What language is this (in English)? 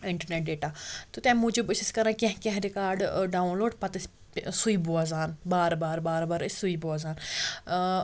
Kashmiri